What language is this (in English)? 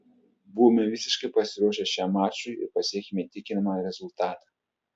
Lithuanian